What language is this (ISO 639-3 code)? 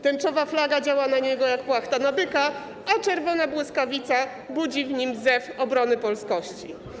pol